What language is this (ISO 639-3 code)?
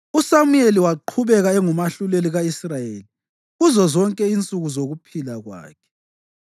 nde